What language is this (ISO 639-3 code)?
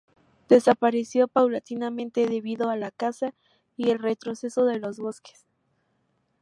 spa